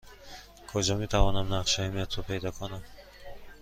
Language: Persian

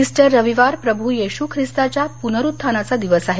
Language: Marathi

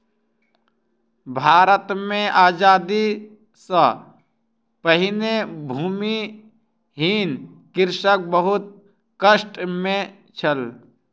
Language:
Maithili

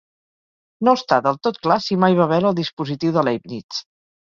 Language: Catalan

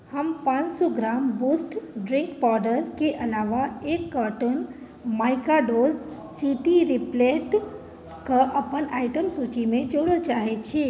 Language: Maithili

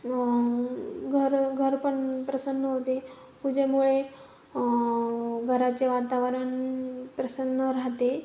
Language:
Marathi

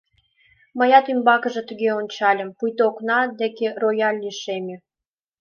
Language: Mari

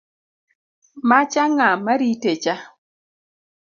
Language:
Luo (Kenya and Tanzania)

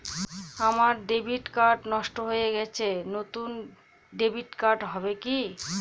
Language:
Bangla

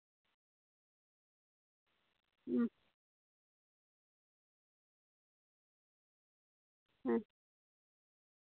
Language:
Santali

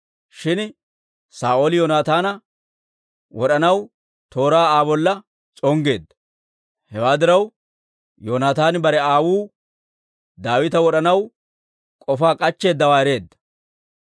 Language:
Dawro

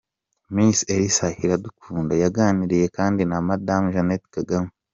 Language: Kinyarwanda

